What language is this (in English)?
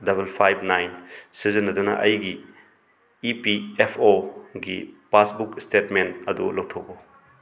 Manipuri